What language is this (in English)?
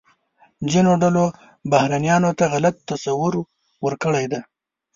Pashto